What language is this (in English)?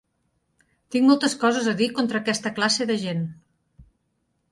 Catalan